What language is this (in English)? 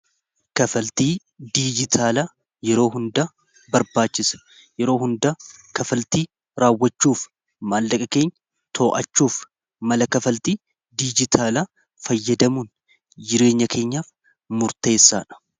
Oromo